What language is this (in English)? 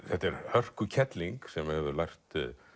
Icelandic